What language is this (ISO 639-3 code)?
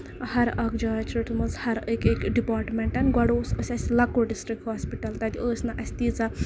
kas